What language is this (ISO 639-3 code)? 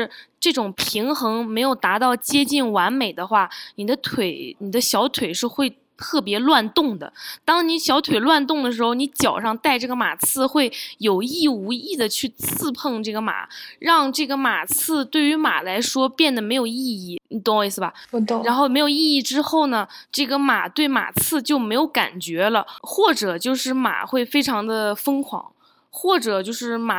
zho